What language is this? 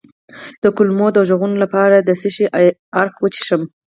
Pashto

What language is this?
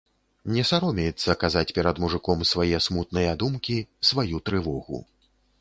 Belarusian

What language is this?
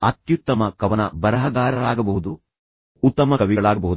Kannada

